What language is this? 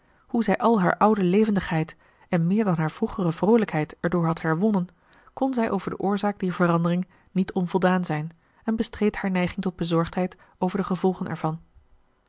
Dutch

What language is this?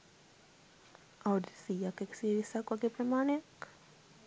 Sinhala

